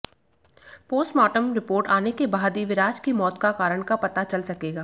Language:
Hindi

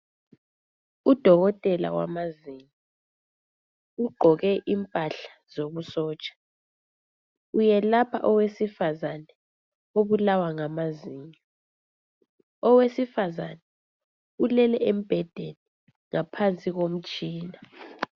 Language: North Ndebele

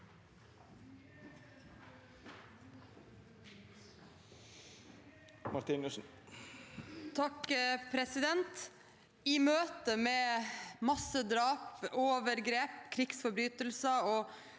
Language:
Norwegian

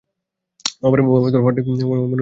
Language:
Bangla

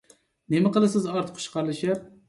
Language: Uyghur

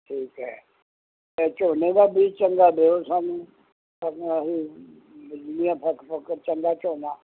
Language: Punjabi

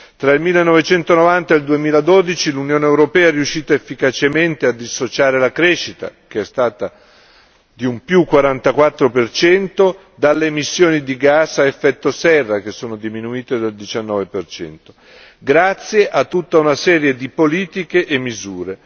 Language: Italian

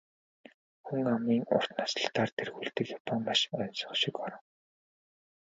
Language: Mongolian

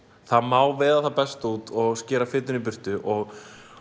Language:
Icelandic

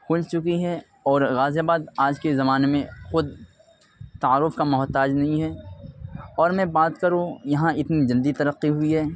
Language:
Urdu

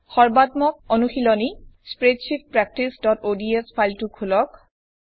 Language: Assamese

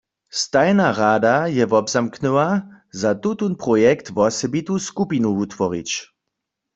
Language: Upper Sorbian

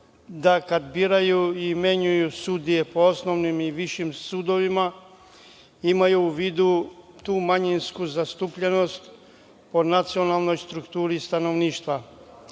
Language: Serbian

